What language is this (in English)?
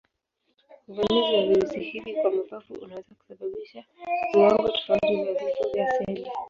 Swahili